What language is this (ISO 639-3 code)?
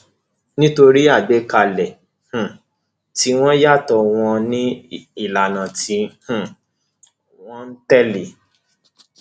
yor